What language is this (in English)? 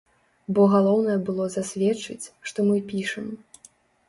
Belarusian